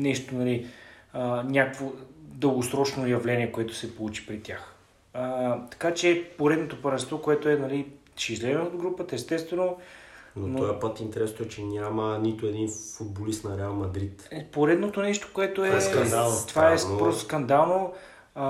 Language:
Bulgarian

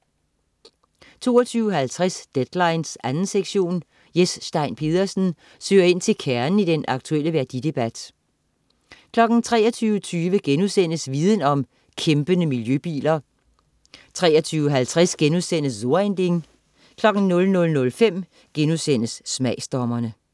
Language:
Danish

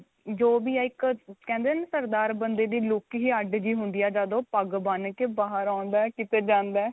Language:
Punjabi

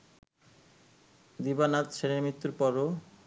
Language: Bangla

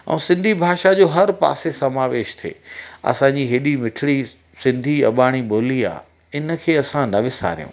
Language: Sindhi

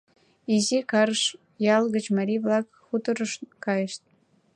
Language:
Mari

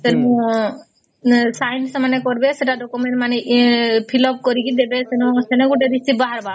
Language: Odia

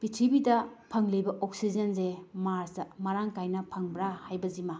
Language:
Manipuri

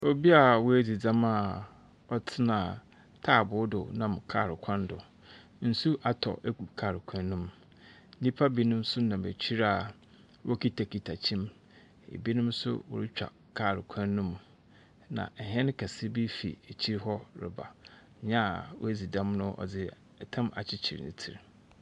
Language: Akan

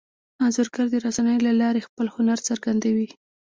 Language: Pashto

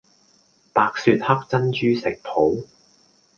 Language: Cantonese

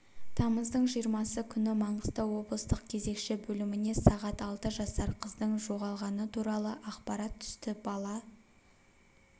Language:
Kazakh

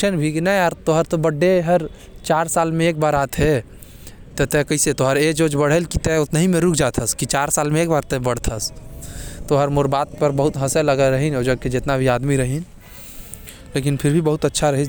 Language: Korwa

